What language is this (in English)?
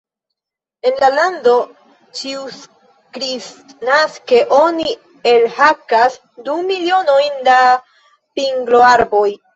Esperanto